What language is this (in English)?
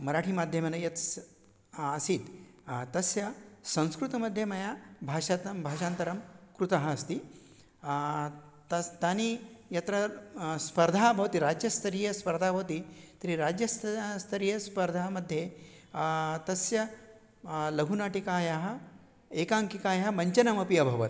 Sanskrit